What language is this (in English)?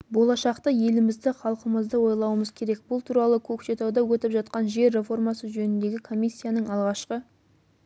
Kazakh